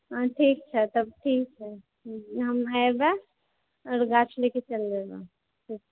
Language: Maithili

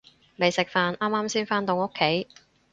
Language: Cantonese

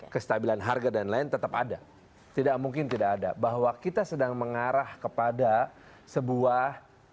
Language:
Indonesian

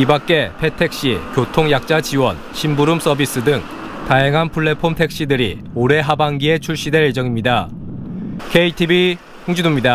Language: Korean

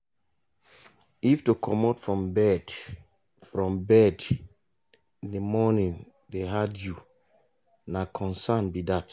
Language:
Nigerian Pidgin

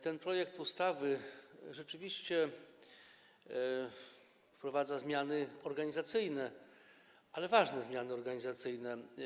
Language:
Polish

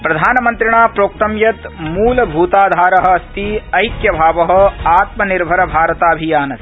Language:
Sanskrit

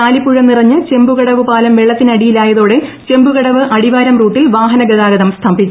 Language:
Malayalam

